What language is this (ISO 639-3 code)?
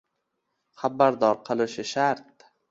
uzb